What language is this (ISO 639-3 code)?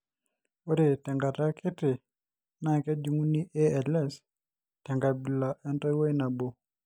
mas